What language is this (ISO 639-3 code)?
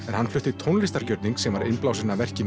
isl